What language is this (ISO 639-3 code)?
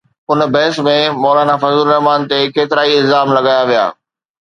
snd